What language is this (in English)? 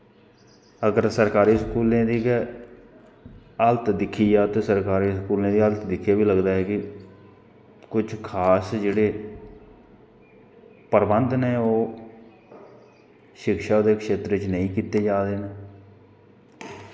Dogri